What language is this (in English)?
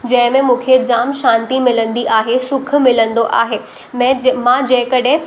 Sindhi